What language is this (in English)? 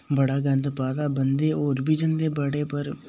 Dogri